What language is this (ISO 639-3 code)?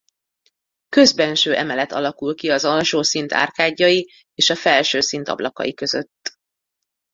hun